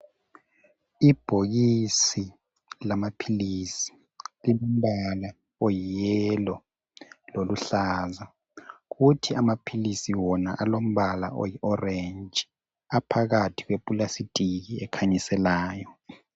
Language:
North Ndebele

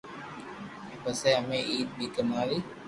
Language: Loarki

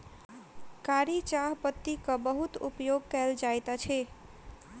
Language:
Maithili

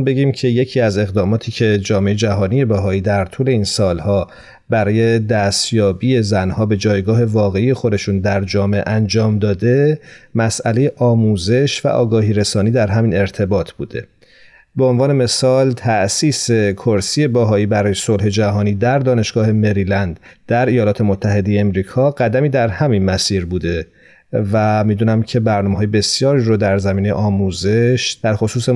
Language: Persian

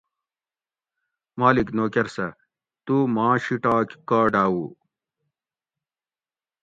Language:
Gawri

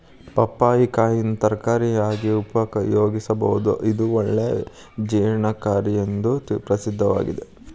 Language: Kannada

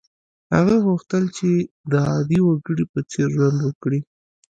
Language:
Pashto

